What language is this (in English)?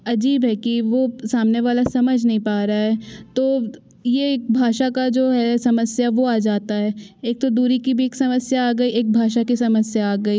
Hindi